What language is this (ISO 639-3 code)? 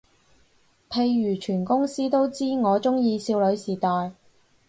yue